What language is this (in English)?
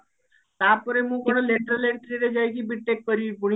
Odia